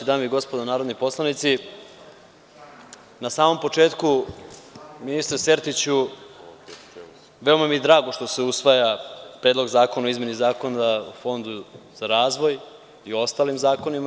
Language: Serbian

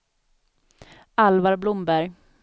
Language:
Swedish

